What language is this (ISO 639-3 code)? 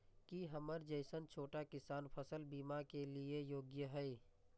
mai